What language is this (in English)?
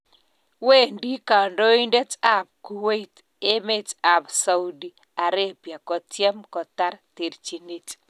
Kalenjin